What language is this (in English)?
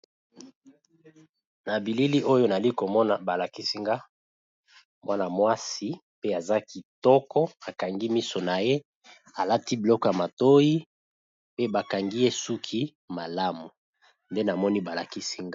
Lingala